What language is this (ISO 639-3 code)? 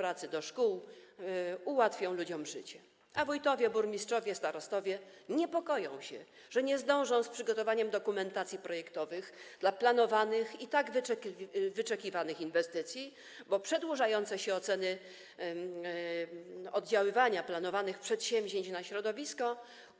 pol